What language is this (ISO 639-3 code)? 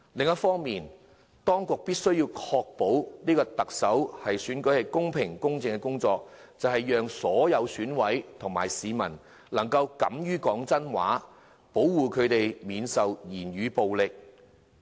yue